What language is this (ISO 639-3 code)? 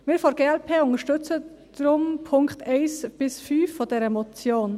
gsw